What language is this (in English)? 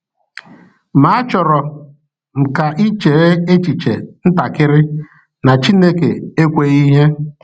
Igbo